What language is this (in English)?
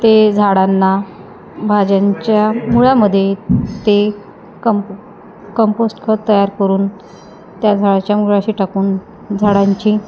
Marathi